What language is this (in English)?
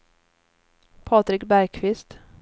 Swedish